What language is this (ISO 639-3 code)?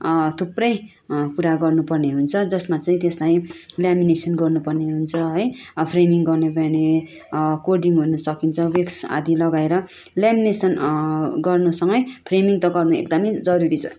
nep